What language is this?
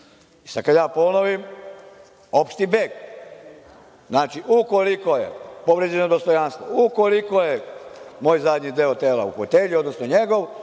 Serbian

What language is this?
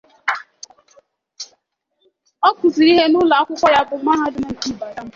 Igbo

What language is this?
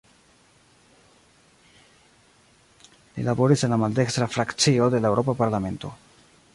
Esperanto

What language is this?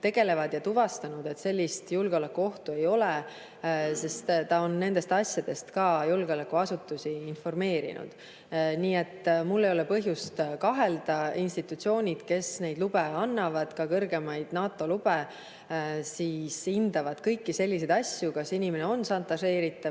Estonian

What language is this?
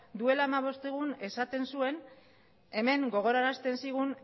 Basque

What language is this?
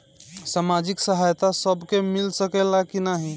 Bhojpuri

